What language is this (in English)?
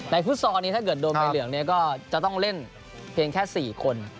Thai